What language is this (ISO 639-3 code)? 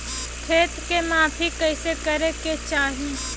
bho